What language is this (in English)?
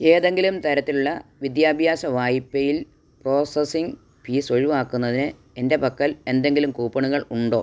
Malayalam